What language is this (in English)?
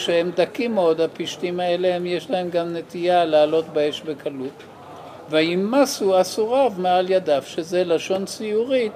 Hebrew